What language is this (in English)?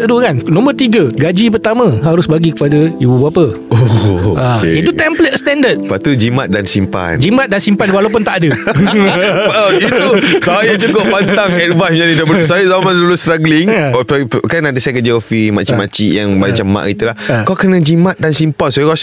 Malay